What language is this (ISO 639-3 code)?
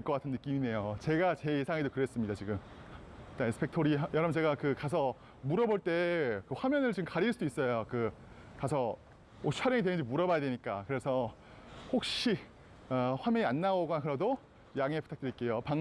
kor